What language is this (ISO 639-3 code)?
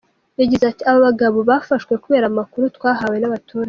kin